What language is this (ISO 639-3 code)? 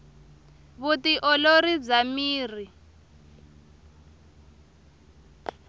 tso